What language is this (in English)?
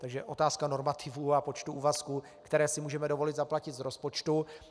Czech